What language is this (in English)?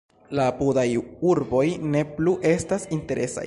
Esperanto